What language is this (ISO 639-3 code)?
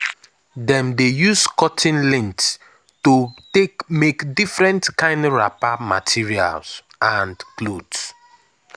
pcm